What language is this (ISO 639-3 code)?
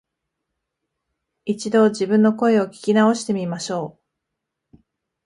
jpn